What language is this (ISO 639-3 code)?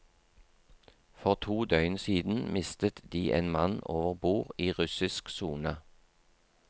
nor